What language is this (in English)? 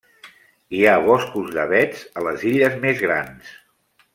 Catalan